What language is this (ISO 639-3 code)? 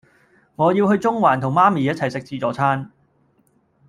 yue